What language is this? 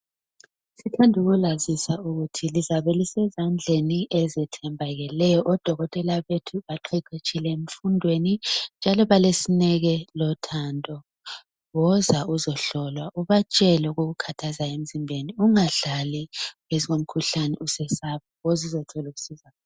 North Ndebele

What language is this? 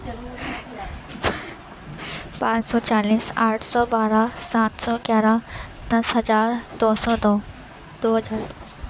Urdu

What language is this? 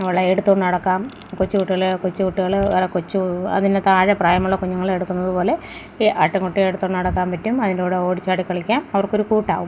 Malayalam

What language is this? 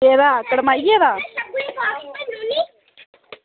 Dogri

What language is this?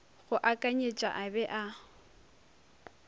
Northern Sotho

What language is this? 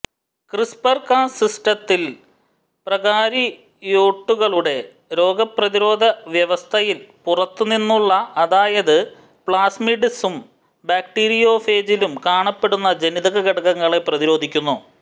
Malayalam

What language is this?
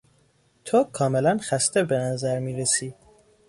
Persian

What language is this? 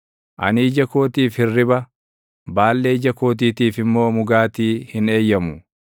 Oromo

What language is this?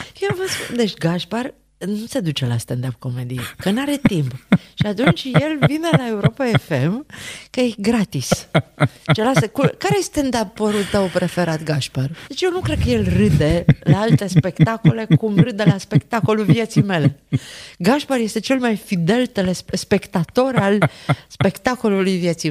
Romanian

